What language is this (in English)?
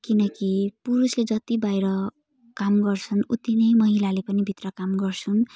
Nepali